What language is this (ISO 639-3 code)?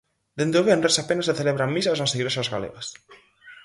glg